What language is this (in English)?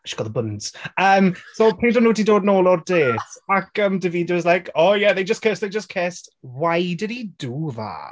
Welsh